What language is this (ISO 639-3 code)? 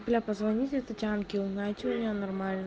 rus